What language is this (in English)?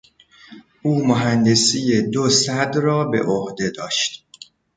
Persian